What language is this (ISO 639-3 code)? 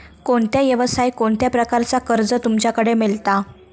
mar